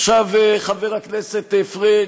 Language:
Hebrew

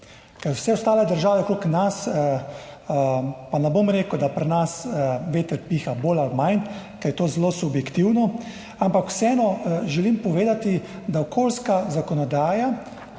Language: Slovenian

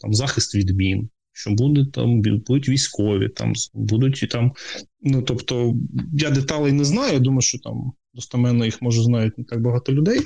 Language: Ukrainian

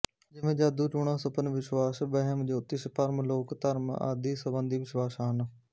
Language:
Punjabi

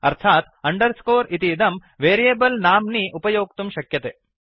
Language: Sanskrit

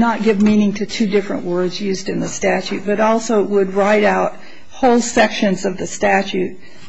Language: English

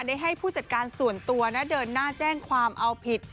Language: Thai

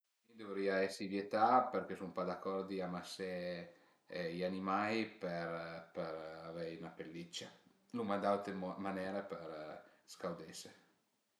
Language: Piedmontese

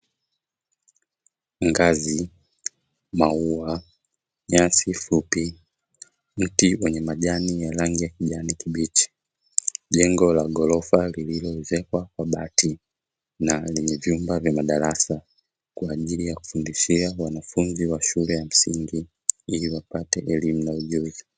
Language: Swahili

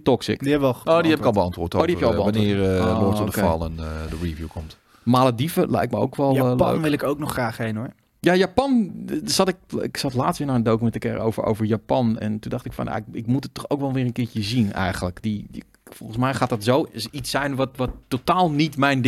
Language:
Dutch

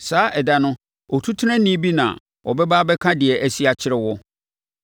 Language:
Akan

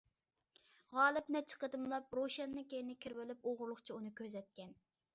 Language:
Uyghur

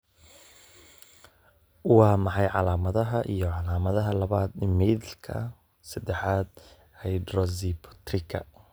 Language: Somali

